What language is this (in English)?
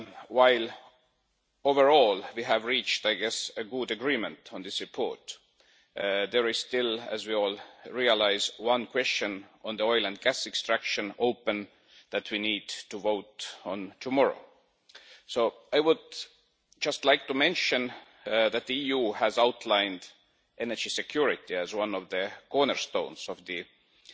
English